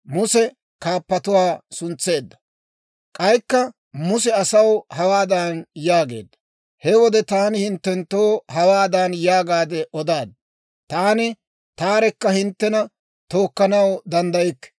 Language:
Dawro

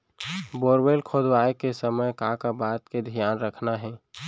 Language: Chhattisgarhi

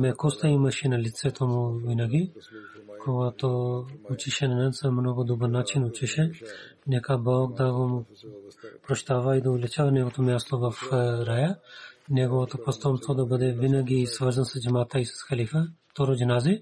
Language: Bulgarian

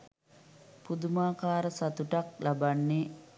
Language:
Sinhala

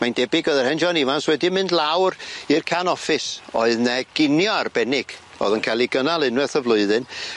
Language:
Welsh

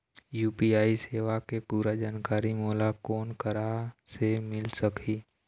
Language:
Chhattisgarhi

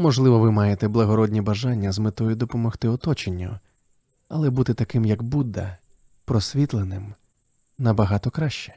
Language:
Ukrainian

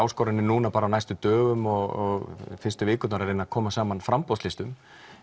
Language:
Icelandic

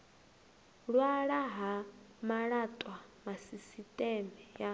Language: Venda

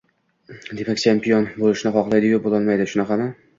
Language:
Uzbek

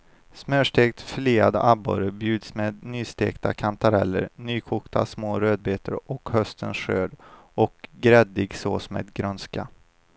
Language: Swedish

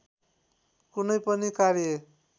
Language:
Nepali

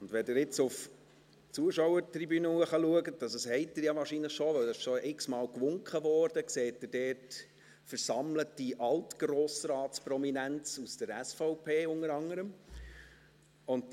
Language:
Swiss German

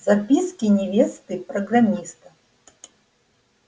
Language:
Russian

